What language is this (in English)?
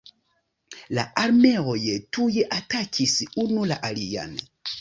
Esperanto